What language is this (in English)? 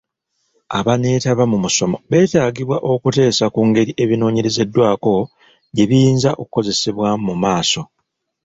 Ganda